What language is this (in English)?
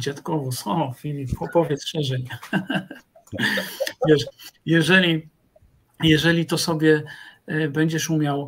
Polish